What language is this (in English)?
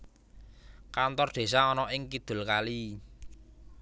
Javanese